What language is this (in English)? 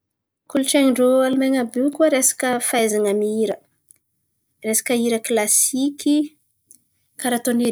Antankarana Malagasy